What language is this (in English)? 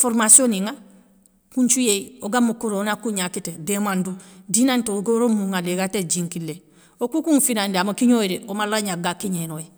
Soninke